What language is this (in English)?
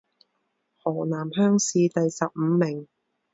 Chinese